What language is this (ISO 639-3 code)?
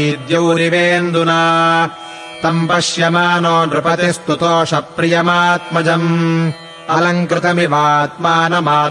kan